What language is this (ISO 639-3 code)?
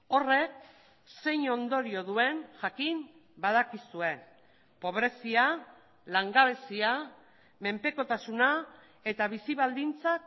eus